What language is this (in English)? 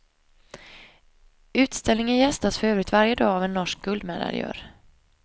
Swedish